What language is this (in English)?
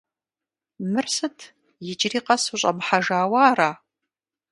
Kabardian